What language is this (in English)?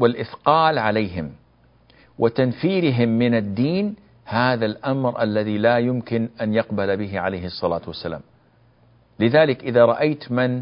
Arabic